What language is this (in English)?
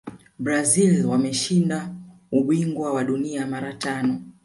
Swahili